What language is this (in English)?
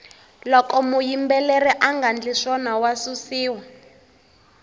Tsonga